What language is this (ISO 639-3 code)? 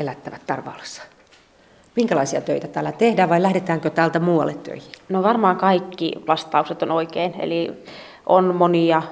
fin